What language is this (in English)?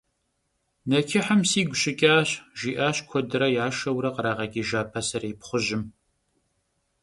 Kabardian